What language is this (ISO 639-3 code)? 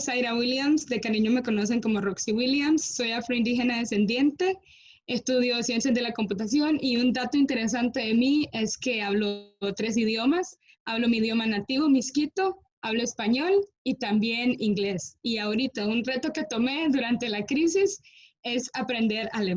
spa